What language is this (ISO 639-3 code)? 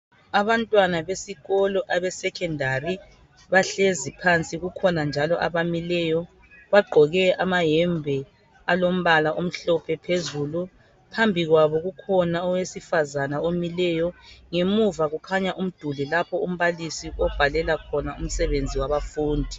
nde